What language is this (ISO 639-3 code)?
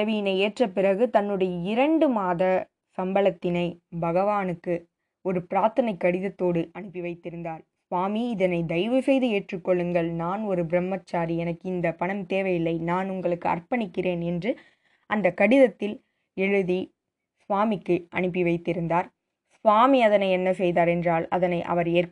tam